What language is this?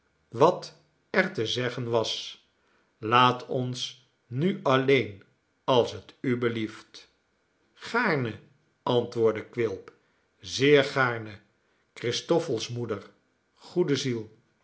Dutch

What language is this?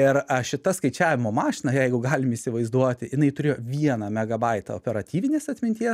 Lithuanian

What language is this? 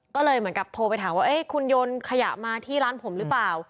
Thai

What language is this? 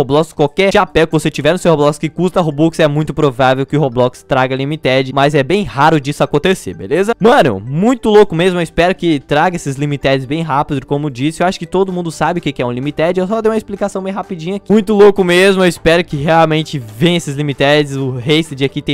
Portuguese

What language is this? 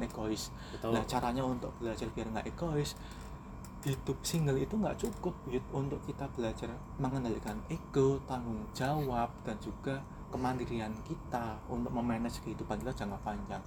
Indonesian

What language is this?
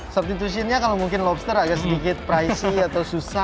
Indonesian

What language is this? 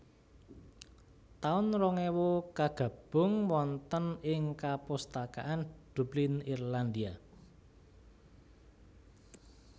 Javanese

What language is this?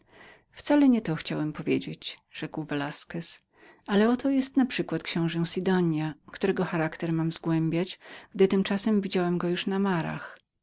Polish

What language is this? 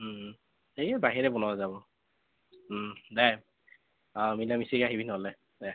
Assamese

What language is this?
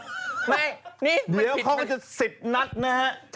Thai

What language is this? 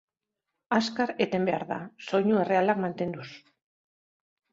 Basque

